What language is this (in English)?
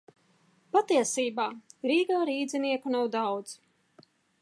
Latvian